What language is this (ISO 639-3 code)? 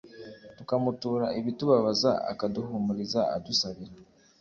kin